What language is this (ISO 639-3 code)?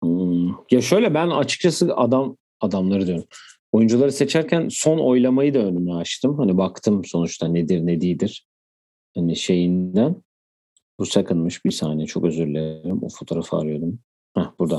tur